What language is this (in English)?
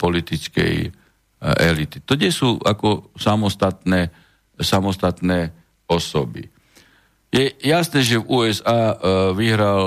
Slovak